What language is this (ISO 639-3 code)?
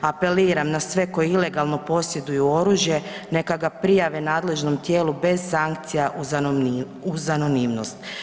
hrv